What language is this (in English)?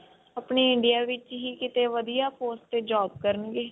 Punjabi